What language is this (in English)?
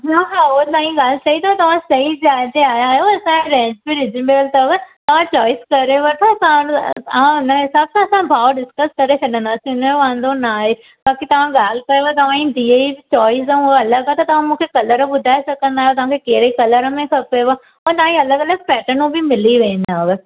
Sindhi